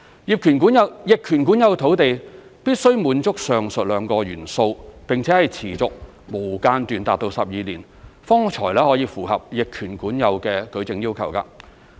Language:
Cantonese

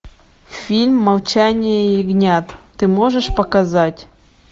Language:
Russian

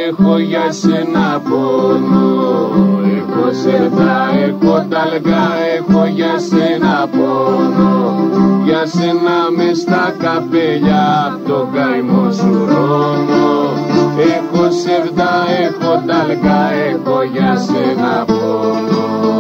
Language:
Greek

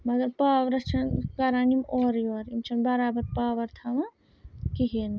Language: Kashmiri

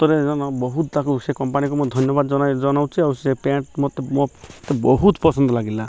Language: Odia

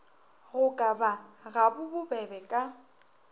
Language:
Northern Sotho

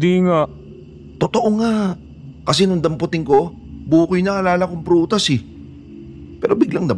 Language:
Filipino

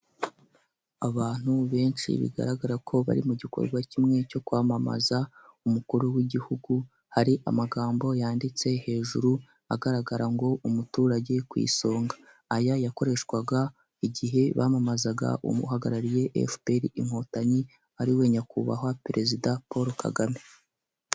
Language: Kinyarwanda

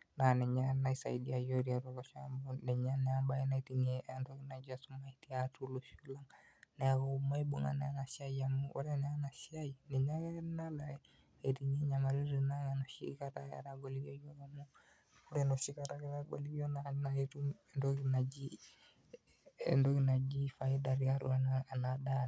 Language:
Masai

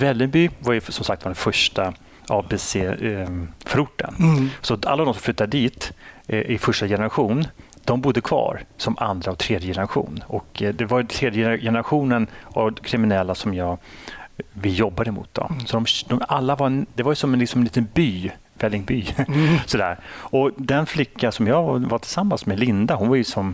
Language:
Swedish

